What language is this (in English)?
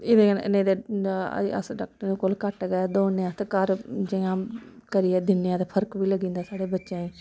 Dogri